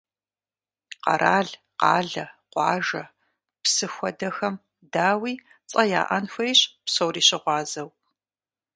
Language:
Kabardian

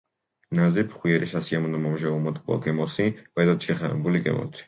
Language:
Georgian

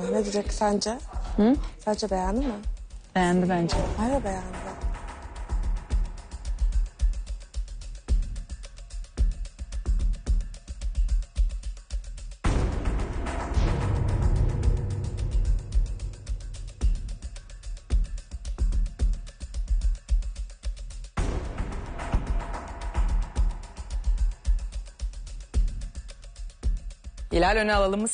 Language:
Turkish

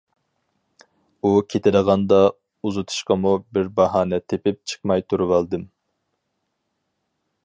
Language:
Uyghur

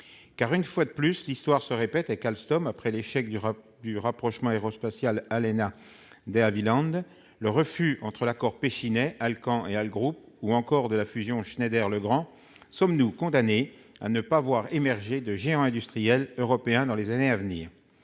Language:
French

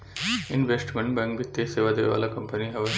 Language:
Bhojpuri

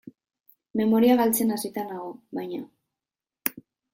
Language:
Basque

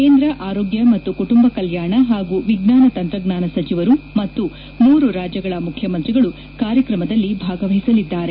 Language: Kannada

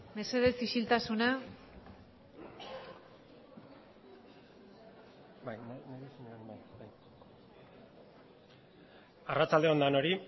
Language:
Basque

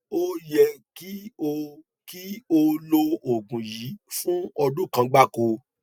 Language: Yoruba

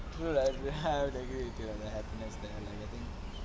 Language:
English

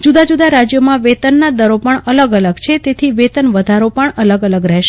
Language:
Gujarati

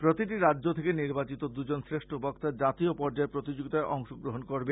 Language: Bangla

